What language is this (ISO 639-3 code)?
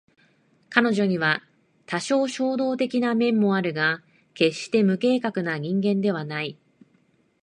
jpn